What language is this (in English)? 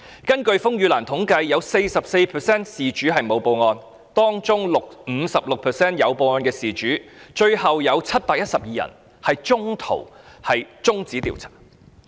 Cantonese